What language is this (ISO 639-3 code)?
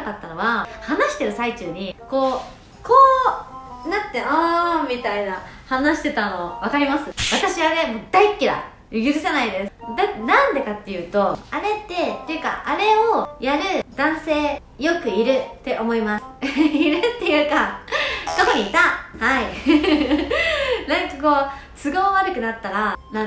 jpn